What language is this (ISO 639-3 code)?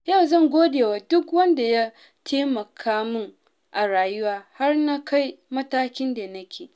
hau